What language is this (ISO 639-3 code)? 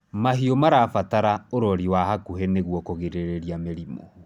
kik